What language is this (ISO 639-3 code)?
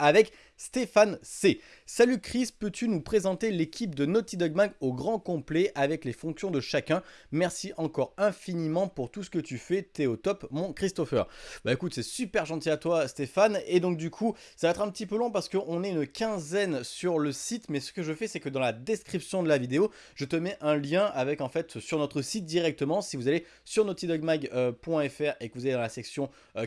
fra